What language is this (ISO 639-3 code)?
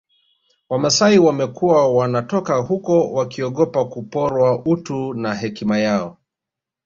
swa